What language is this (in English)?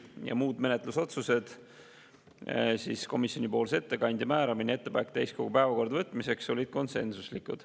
Estonian